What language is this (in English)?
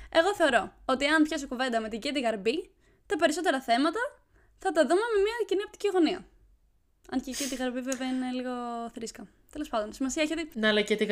Greek